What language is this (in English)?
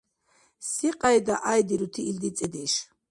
Dargwa